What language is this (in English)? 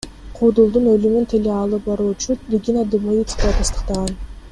Kyrgyz